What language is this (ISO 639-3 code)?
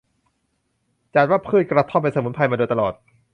tha